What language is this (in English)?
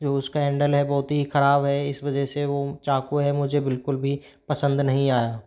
Hindi